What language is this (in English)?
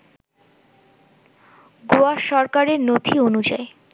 Bangla